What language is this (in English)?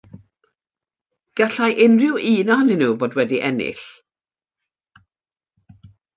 Welsh